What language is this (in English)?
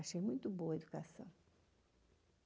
Portuguese